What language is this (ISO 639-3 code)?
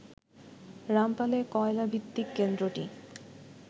ben